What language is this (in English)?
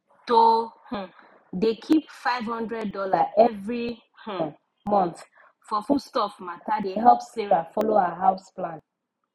Nigerian Pidgin